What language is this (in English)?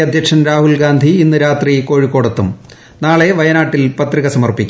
Malayalam